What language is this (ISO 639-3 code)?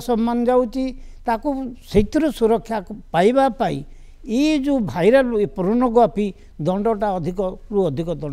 ben